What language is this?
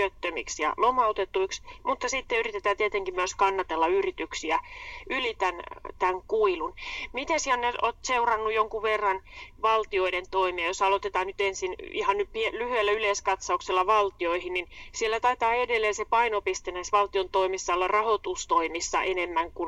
Finnish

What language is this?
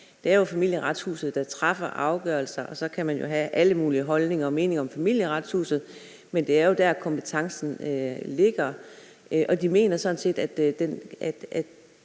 Danish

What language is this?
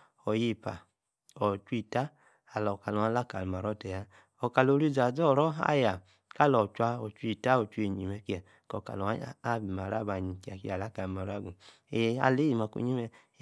Yace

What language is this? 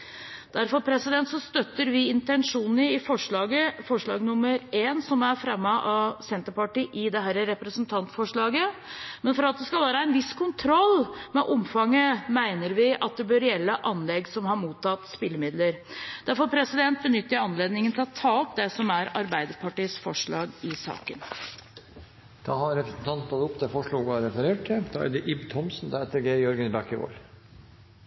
Norwegian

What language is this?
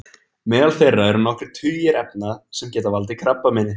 Icelandic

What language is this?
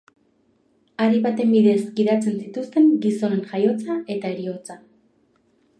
Basque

